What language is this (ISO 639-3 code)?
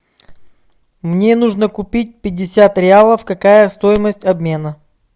rus